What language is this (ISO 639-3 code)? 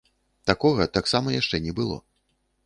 bel